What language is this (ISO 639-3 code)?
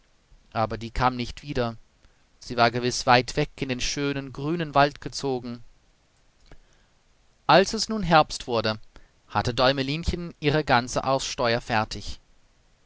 deu